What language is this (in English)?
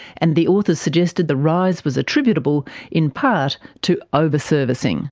English